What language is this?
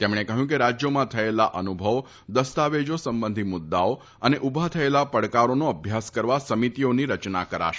Gujarati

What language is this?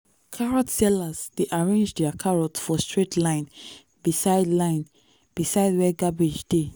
Nigerian Pidgin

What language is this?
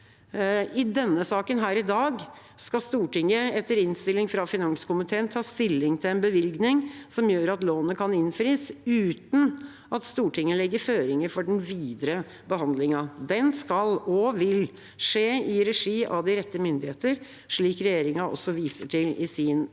Norwegian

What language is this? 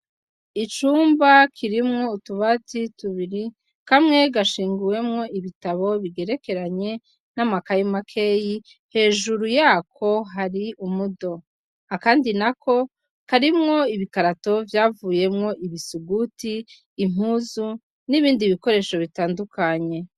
Rundi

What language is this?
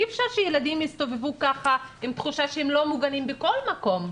Hebrew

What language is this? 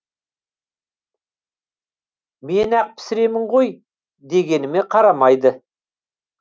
Kazakh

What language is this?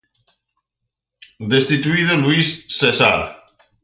Galician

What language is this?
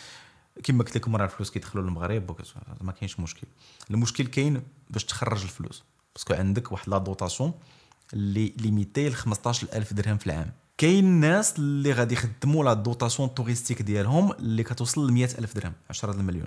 Arabic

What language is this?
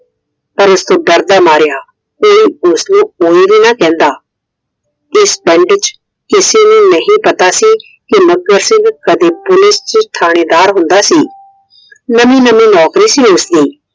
Punjabi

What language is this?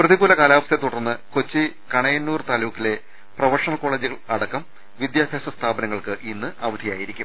Malayalam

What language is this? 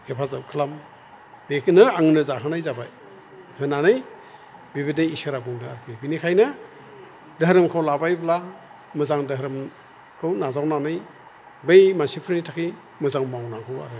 Bodo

